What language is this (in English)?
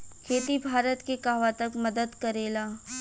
Bhojpuri